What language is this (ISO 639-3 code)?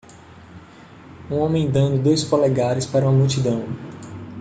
por